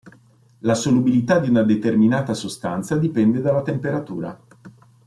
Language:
Italian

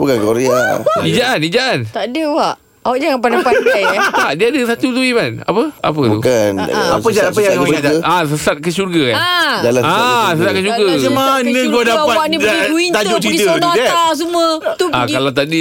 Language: Malay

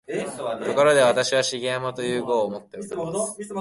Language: Japanese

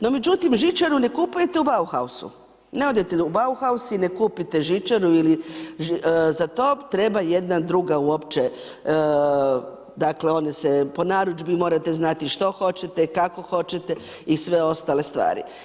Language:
Croatian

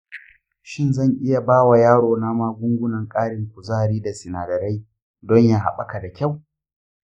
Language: Hausa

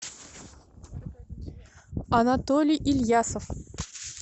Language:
Russian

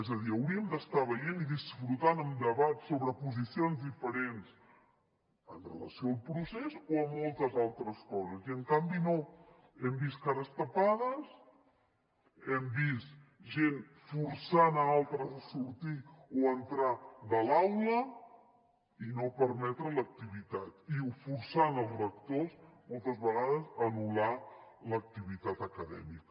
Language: Catalan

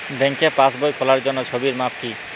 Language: Bangla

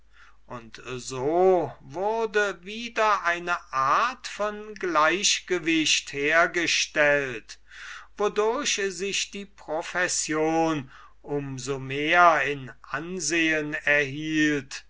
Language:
German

